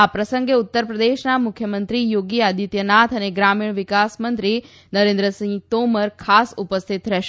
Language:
Gujarati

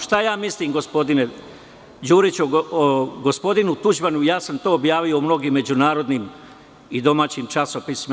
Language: Serbian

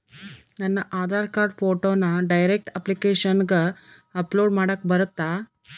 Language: Kannada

